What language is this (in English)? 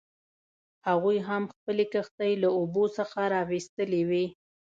Pashto